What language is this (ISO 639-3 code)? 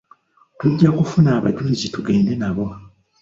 lug